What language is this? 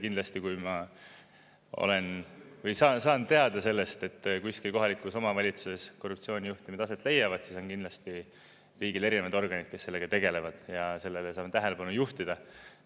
Estonian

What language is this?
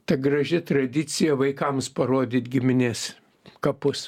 Lithuanian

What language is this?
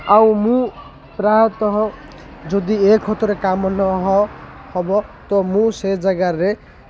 Odia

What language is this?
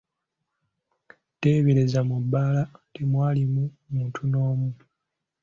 Ganda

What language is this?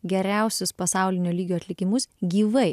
Lithuanian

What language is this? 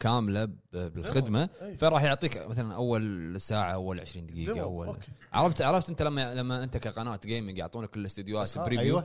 Arabic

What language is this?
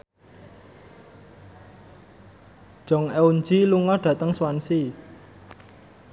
Javanese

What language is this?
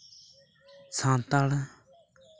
Santali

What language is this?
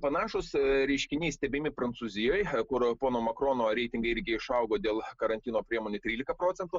Lithuanian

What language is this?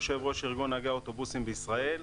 Hebrew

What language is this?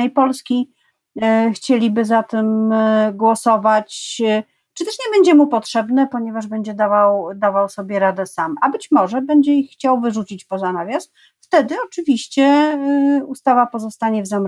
Polish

